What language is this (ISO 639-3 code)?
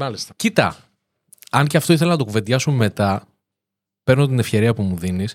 ell